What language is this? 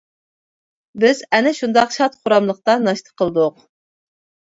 Uyghur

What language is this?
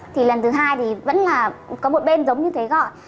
Vietnamese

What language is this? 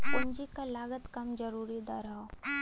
Bhojpuri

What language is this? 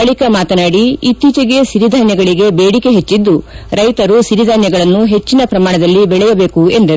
Kannada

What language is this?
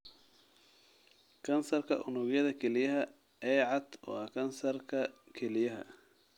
Somali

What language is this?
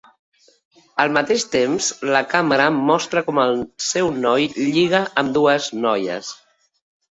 Catalan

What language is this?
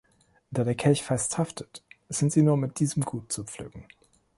German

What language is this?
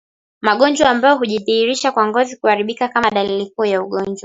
Swahili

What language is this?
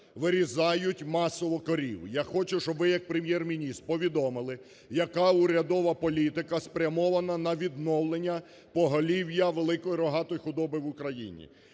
Ukrainian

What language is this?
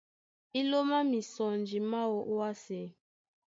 Duala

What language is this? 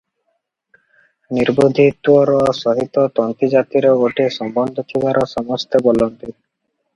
Odia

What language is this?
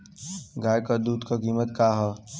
Bhojpuri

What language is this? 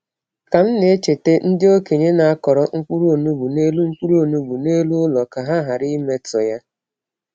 Igbo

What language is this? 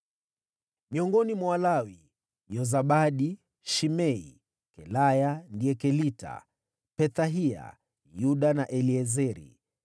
Swahili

